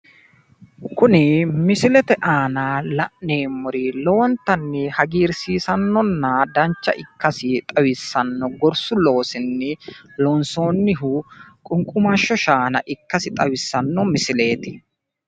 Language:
Sidamo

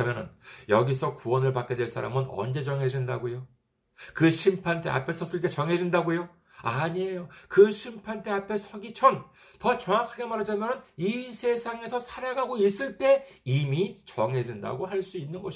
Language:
Korean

